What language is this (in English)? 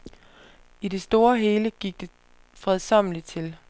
Danish